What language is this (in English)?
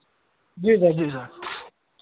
Hindi